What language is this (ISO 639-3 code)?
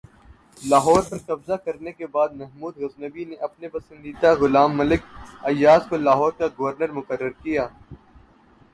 urd